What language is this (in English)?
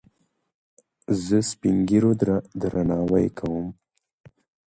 Pashto